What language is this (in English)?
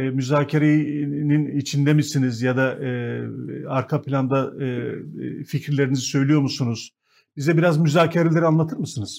Turkish